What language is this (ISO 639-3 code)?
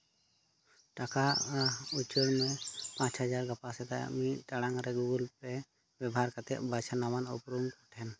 sat